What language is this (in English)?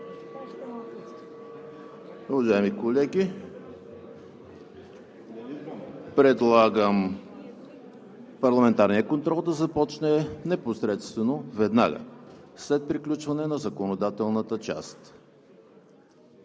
Bulgarian